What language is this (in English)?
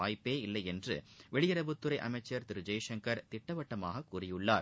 Tamil